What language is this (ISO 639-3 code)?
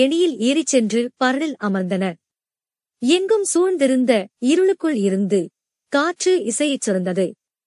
tam